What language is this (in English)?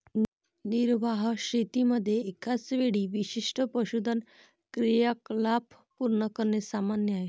Marathi